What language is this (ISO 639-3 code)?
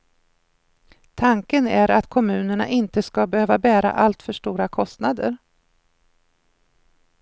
swe